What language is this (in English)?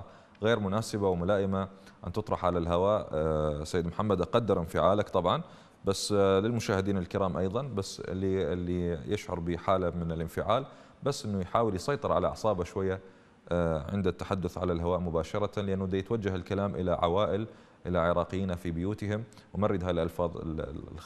Arabic